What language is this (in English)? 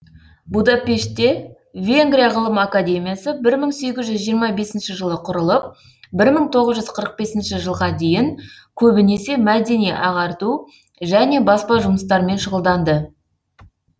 Kazakh